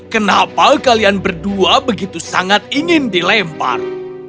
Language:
Indonesian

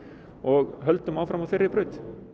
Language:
Icelandic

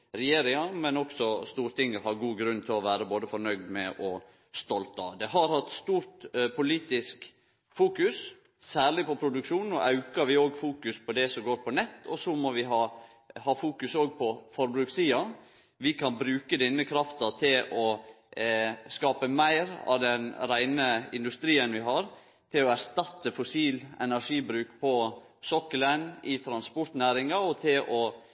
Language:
Norwegian Nynorsk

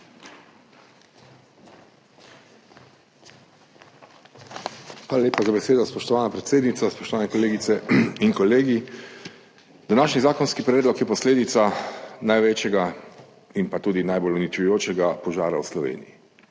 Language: Slovenian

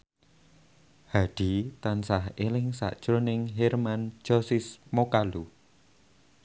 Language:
Javanese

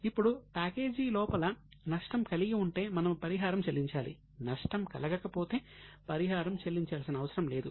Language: Telugu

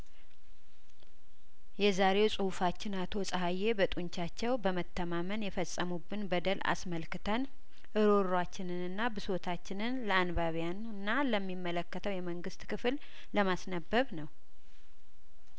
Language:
Amharic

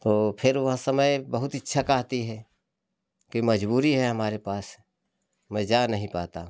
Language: Hindi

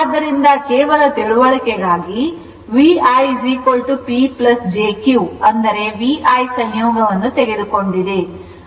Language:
Kannada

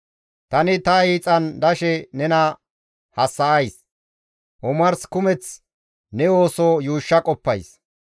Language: Gamo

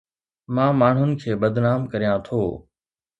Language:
Sindhi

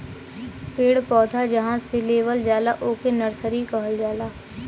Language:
Bhojpuri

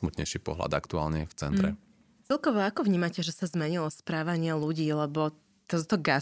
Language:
Slovak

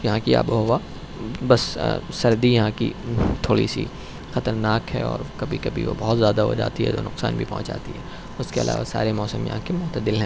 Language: Urdu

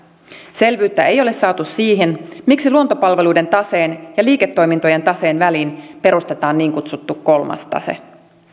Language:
Finnish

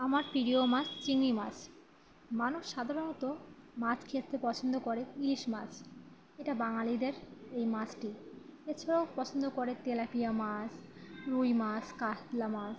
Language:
Bangla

